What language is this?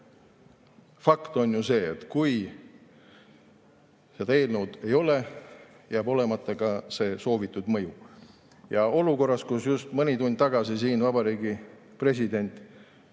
Estonian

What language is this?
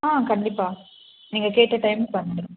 Tamil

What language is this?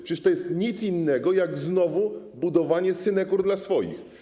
Polish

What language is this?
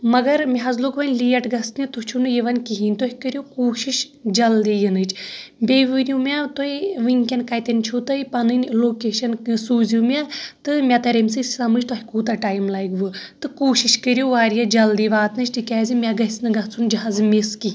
Kashmiri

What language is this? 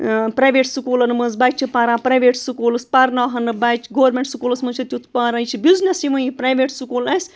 Kashmiri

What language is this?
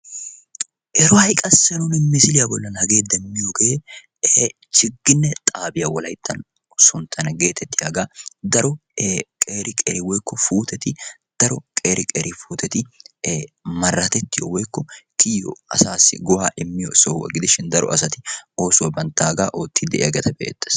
Wolaytta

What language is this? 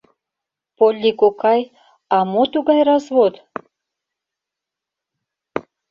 Mari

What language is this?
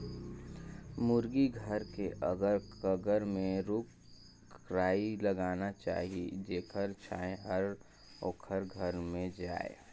Chhattisgarhi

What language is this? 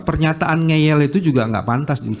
Indonesian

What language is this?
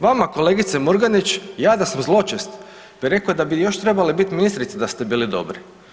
Croatian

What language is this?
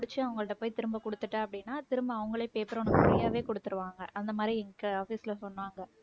Tamil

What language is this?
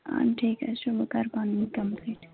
Kashmiri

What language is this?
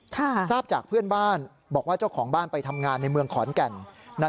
Thai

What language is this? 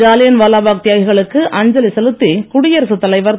Tamil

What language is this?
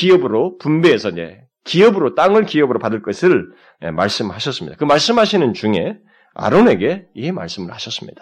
Korean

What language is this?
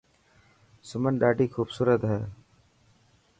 Dhatki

